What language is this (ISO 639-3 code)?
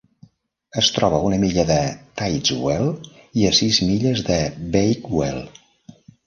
cat